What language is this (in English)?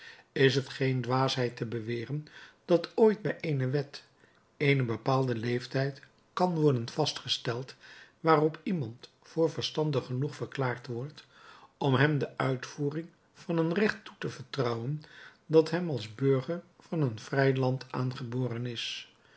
Dutch